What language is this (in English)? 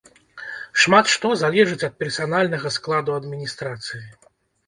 Belarusian